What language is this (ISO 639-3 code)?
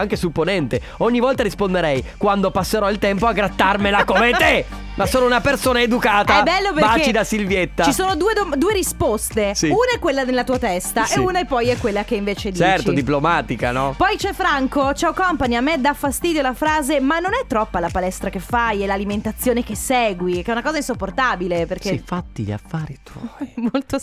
ita